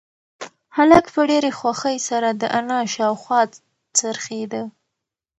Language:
Pashto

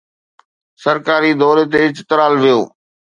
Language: Sindhi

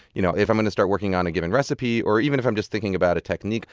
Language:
English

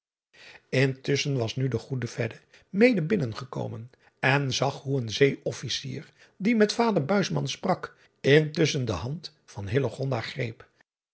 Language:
Dutch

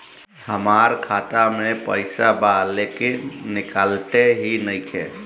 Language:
Bhojpuri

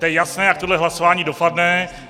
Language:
Czech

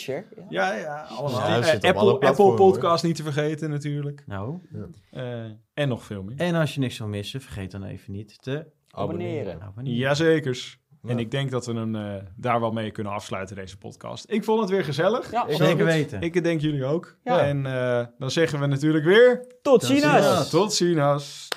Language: Dutch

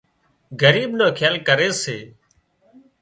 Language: Wadiyara Koli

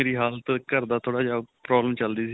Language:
Punjabi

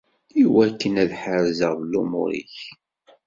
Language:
Kabyle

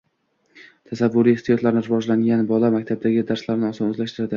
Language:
Uzbek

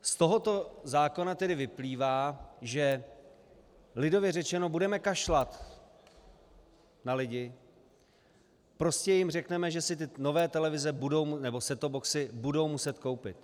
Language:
Czech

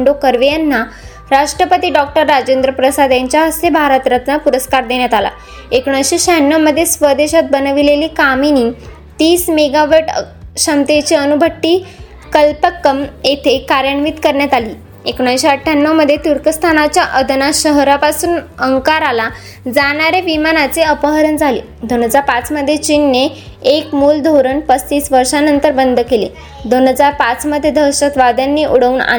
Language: Marathi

